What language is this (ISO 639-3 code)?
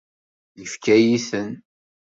kab